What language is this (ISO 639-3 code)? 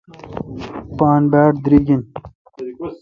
xka